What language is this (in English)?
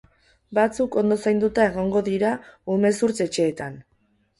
Basque